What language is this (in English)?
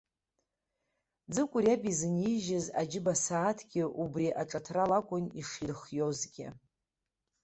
Abkhazian